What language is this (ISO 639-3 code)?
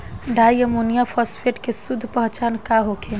bho